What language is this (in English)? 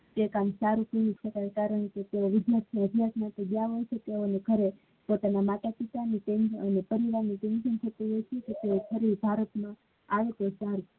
Gujarati